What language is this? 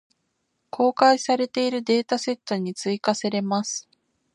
Japanese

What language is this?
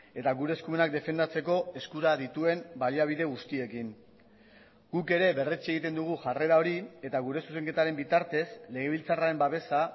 Basque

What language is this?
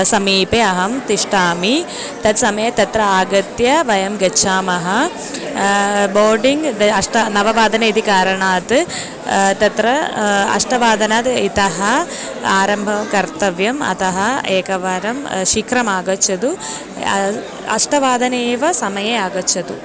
Sanskrit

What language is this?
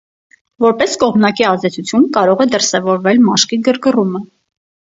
Armenian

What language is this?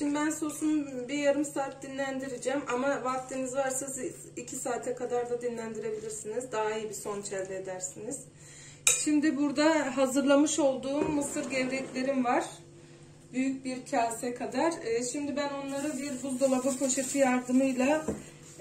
Turkish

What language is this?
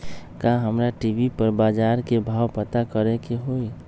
Magahi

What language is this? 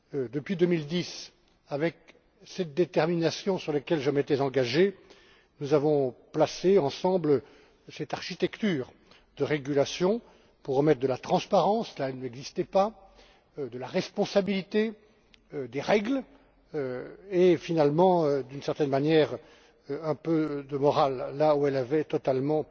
French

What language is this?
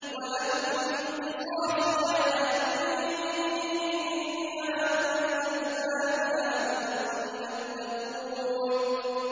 Arabic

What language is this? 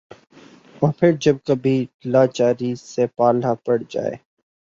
Urdu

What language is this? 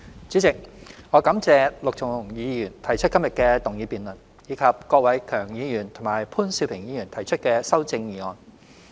Cantonese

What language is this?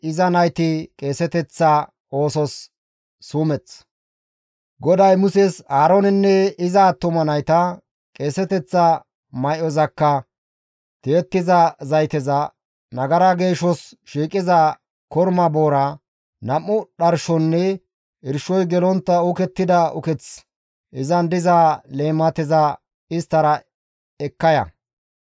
Gamo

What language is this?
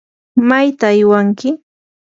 Yanahuanca Pasco Quechua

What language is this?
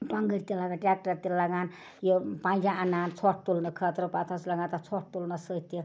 Kashmiri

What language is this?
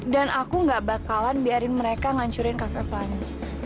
Indonesian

